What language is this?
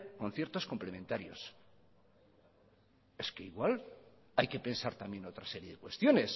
Spanish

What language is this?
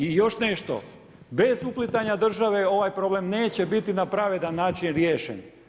Croatian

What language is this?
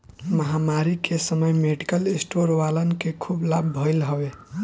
Bhojpuri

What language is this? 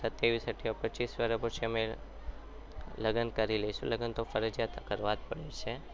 Gujarati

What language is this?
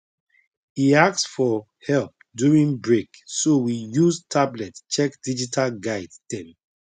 Nigerian Pidgin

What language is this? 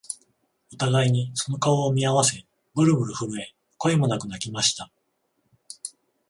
Japanese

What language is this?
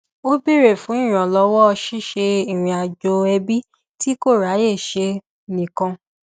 Yoruba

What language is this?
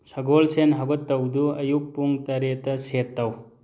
Manipuri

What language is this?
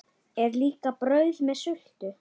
Icelandic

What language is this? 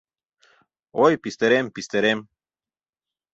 Mari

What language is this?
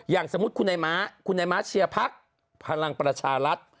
Thai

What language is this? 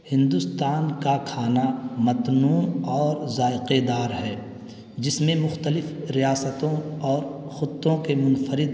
Urdu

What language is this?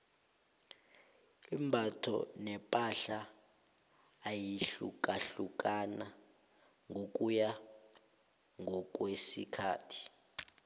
South Ndebele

